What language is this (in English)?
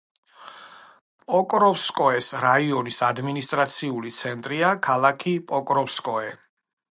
Georgian